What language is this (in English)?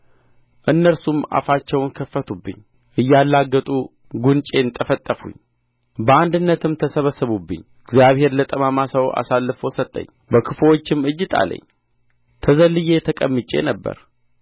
Amharic